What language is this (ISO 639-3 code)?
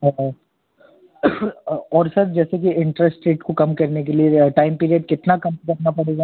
hin